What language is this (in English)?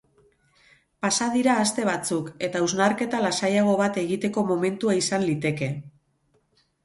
Basque